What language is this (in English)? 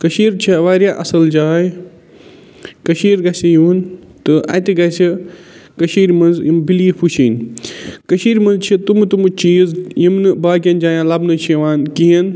Kashmiri